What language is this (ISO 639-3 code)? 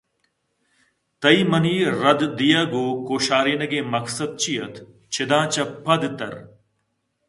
bgp